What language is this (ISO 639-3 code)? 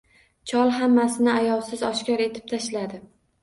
uzb